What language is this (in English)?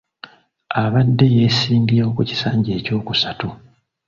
Ganda